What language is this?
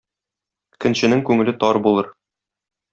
Tatar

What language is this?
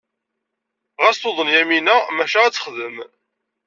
Kabyle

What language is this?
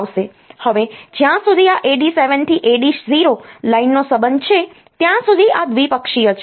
Gujarati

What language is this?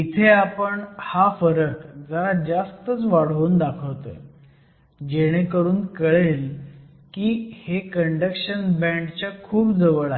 Marathi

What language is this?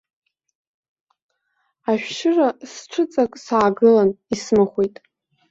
Abkhazian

